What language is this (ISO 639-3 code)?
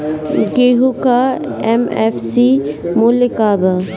bho